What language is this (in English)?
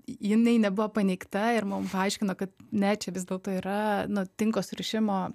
Lithuanian